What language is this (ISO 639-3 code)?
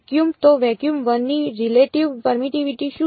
guj